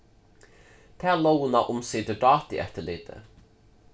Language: Faroese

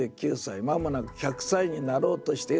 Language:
Japanese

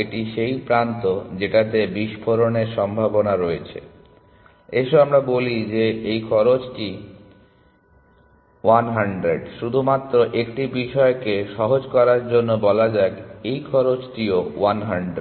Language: Bangla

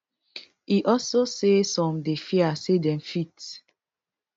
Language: Nigerian Pidgin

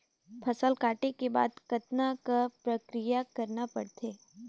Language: Chhattisgarhi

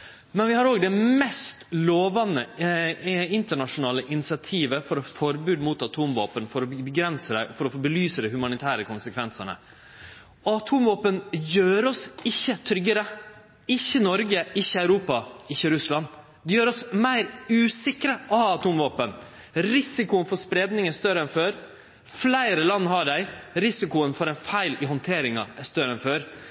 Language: Norwegian Nynorsk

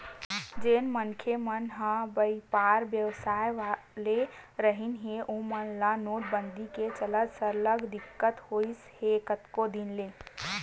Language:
Chhattisgarhi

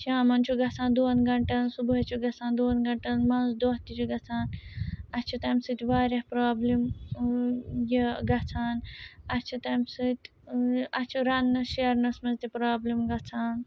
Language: Kashmiri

